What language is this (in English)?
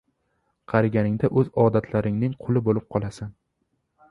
Uzbek